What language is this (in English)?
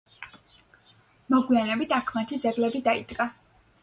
Georgian